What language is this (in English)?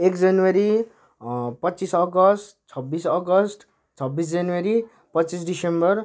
Nepali